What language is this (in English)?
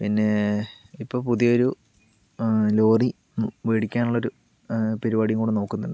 Malayalam